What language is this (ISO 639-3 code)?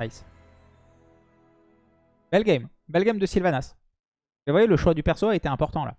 fra